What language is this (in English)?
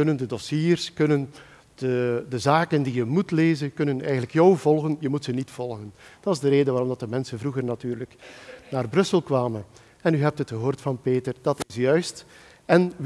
Dutch